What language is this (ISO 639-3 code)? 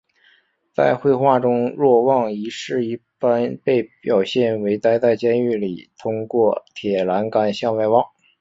zho